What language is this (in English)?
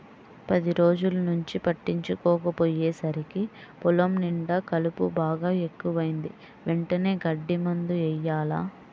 Telugu